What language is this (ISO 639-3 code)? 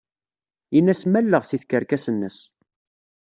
kab